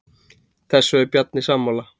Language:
Icelandic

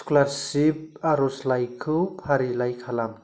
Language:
Bodo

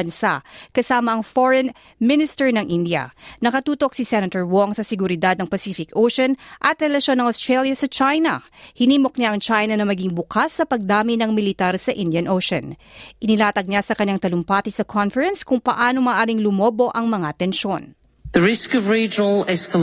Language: Filipino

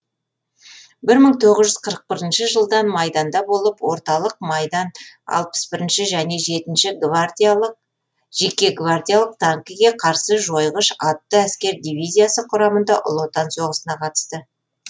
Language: Kazakh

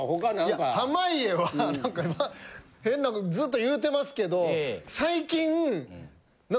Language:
Japanese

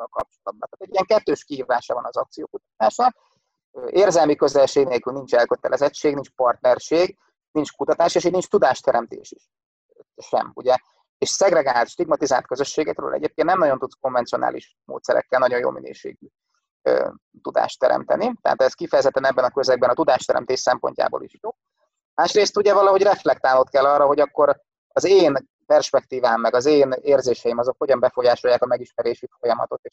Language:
Hungarian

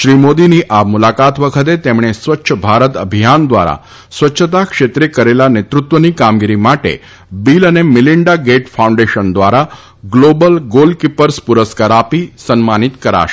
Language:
Gujarati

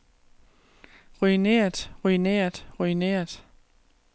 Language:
Danish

